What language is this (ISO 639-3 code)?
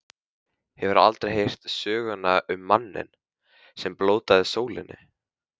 isl